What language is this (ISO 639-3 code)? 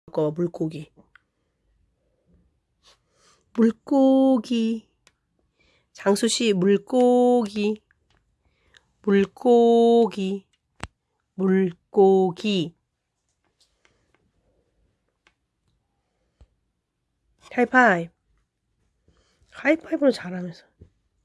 kor